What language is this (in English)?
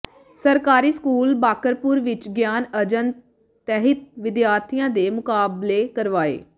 Punjabi